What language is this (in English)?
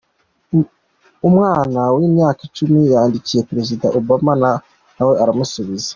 Kinyarwanda